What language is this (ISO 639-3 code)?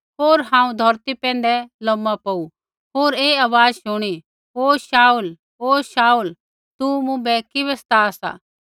kfx